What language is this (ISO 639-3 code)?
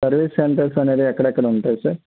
tel